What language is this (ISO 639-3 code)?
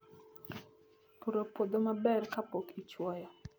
luo